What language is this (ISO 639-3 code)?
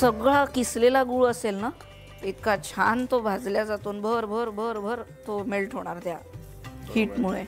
mar